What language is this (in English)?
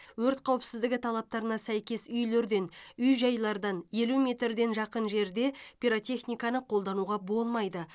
Kazakh